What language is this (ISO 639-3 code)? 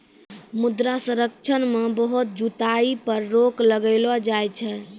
mai